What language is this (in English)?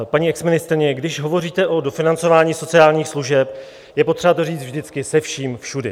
Czech